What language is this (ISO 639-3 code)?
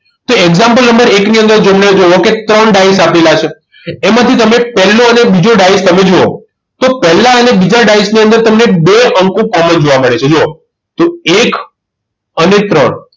guj